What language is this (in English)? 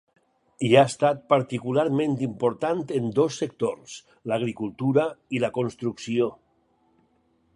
Catalan